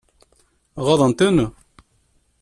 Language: Kabyle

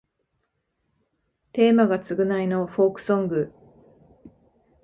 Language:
Japanese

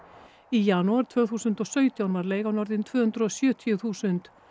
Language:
Icelandic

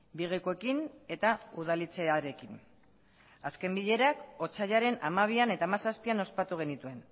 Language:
Basque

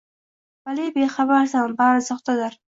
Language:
Uzbek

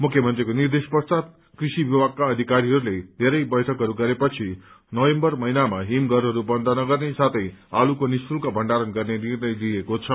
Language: Nepali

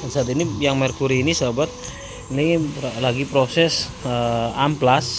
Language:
Indonesian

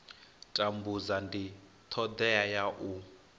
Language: Venda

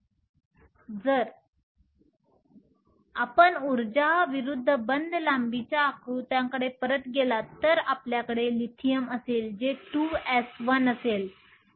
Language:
Marathi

